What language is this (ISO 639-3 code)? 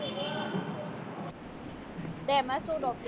guj